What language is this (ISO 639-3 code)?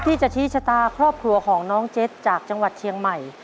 tha